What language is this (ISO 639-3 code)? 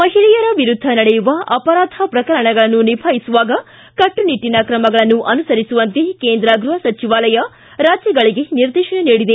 kan